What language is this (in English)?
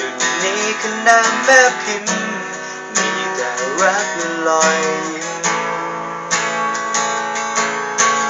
Thai